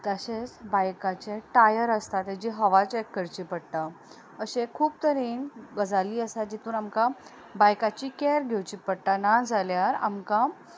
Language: Konkani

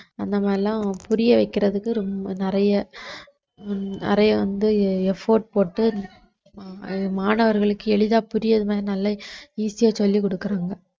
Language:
Tamil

